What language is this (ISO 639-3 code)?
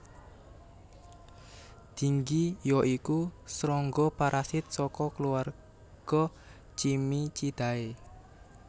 jav